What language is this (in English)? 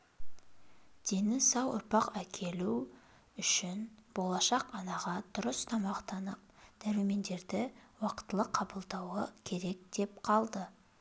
Kazakh